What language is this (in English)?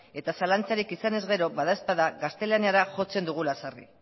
Basque